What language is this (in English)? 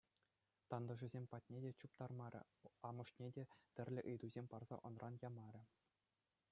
Chuvash